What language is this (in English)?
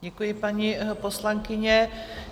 Czech